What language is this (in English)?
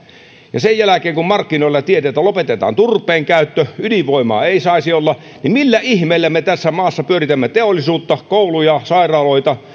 Finnish